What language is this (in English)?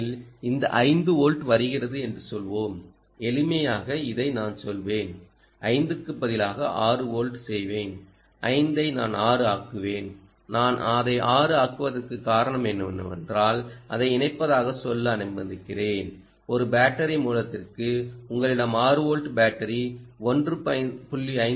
Tamil